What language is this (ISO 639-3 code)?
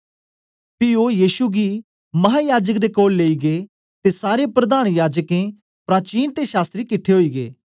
doi